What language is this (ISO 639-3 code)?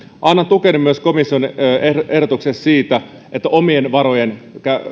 fin